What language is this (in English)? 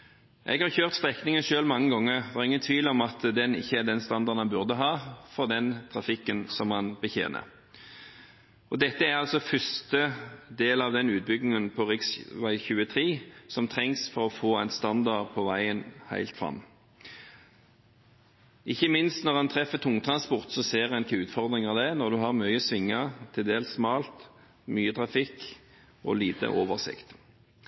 Norwegian Bokmål